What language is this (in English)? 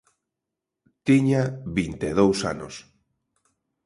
Galician